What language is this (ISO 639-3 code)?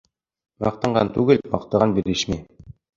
bak